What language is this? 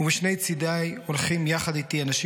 Hebrew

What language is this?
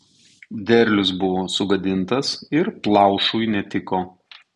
Lithuanian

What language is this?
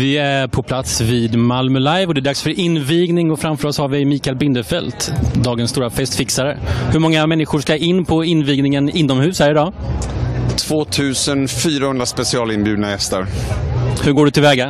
Swedish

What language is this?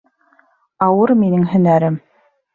Bashkir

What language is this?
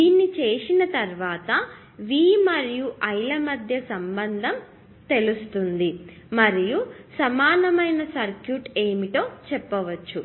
Telugu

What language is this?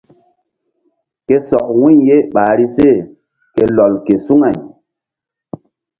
Mbum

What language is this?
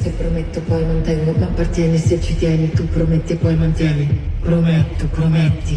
Italian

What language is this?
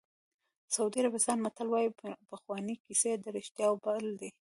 Pashto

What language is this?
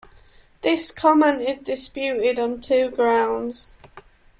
English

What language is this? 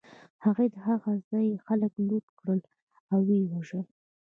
Pashto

